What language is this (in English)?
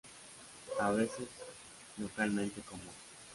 Spanish